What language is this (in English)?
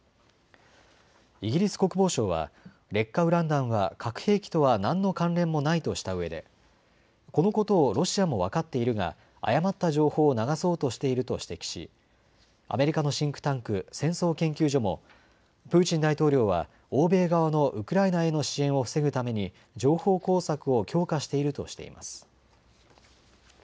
Japanese